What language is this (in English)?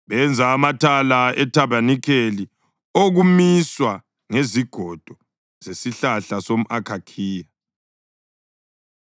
North Ndebele